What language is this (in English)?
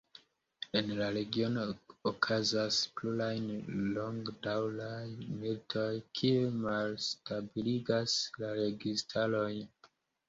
Esperanto